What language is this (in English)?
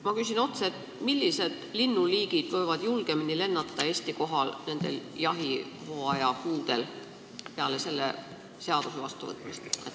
Estonian